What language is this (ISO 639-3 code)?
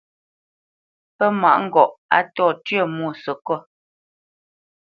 bce